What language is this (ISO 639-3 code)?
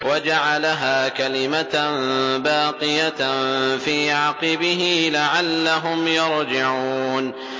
ara